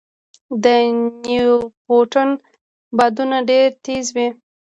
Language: Pashto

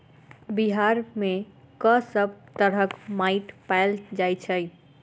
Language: Maithili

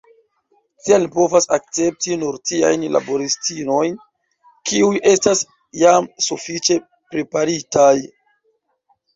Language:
Esperanto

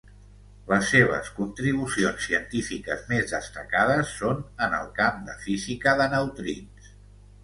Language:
Catalan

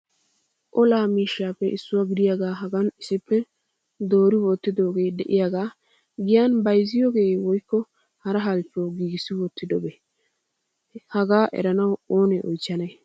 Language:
Wolaytta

